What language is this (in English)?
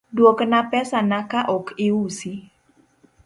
Luo (Kenya and Tanzania)